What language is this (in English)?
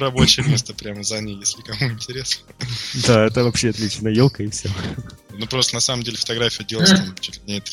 Russian